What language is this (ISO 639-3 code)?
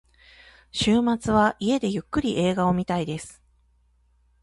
jpn